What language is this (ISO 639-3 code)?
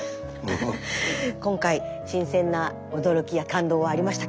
jpn